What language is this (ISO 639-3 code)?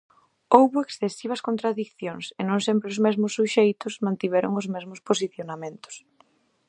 glg